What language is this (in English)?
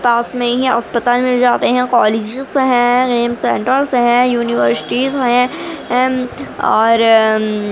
Urdu